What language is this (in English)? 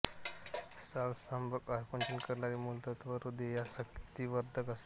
Marathi